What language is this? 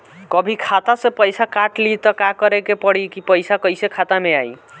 Bhojpuri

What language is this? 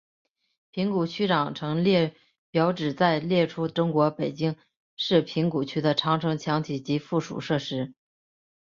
Chinese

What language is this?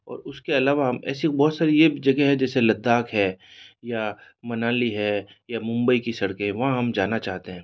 Hindi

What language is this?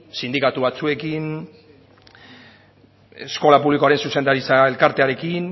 Basque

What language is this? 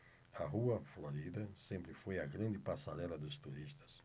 Portuguese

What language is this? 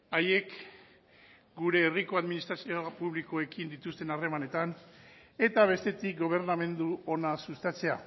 Basque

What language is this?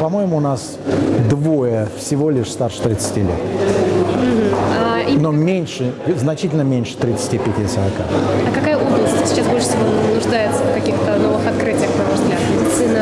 Russian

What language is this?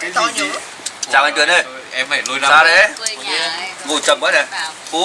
Vietnamese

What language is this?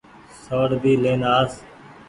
Goaria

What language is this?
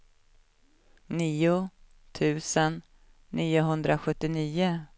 Swedish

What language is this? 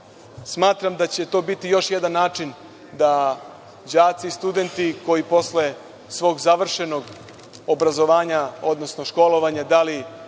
Serbian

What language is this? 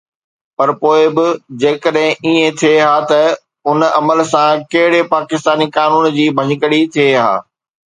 Sindhi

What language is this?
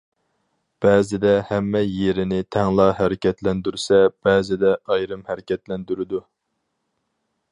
Uyghur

